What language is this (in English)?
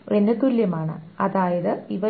Malayalam